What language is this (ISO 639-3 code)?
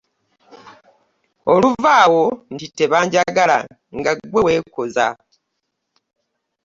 lug